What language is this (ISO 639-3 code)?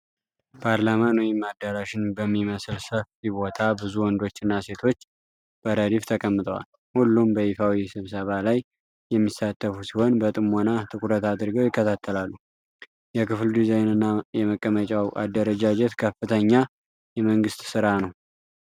amh